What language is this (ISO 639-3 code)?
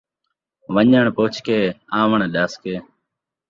skr